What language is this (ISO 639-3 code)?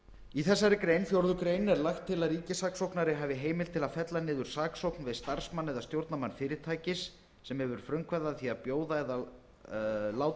isl